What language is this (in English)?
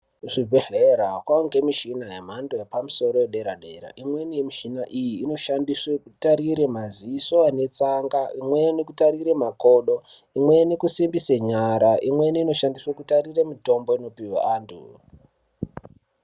Ndau